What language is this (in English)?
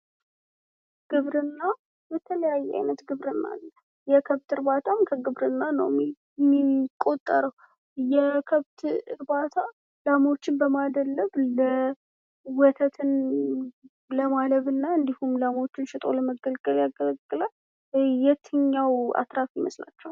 Amharic